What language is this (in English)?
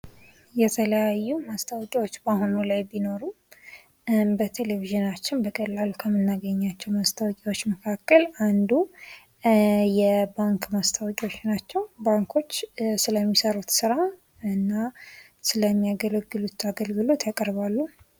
Amharic